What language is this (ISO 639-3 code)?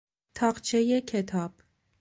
fas